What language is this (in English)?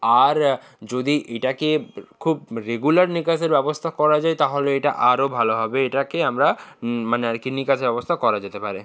Bangla